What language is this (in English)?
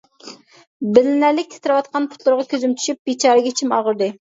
Uyghur